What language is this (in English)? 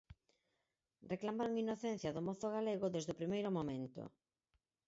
Galician